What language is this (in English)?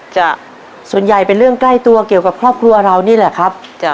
Thai